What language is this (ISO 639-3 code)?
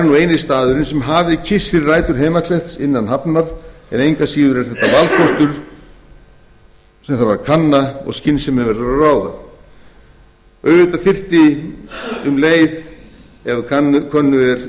isl